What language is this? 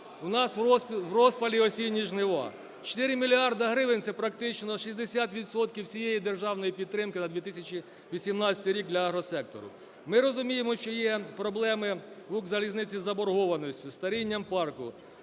Ukrainian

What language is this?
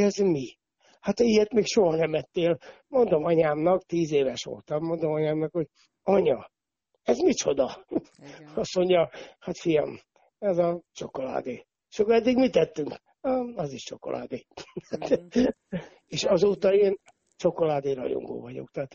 Hungarian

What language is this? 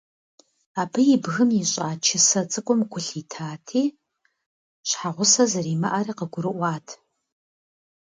Kabardian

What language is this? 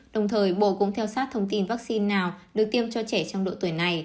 Vietnamese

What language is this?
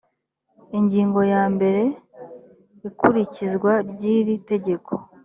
Kinyarwanda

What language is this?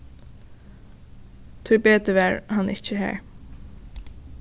Faroese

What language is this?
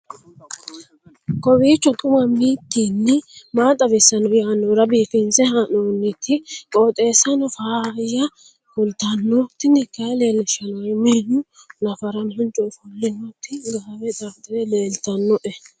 Sidamo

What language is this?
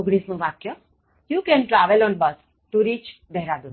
Gujarati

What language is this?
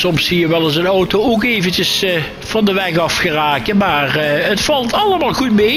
Dutch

